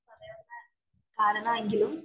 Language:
Malayalam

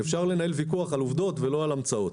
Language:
Hebrew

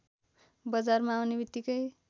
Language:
Nepali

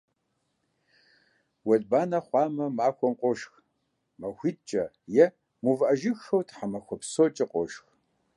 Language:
Kabardian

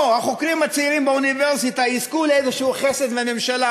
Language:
Hebrew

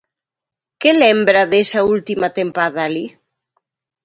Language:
Galician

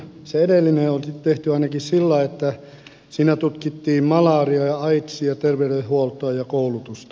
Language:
Finnish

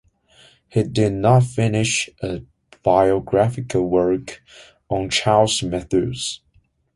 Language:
English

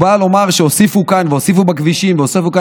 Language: Hebrew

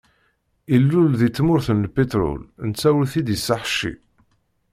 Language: Kabyle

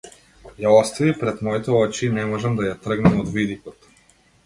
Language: Macedonian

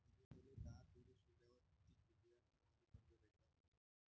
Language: Marathi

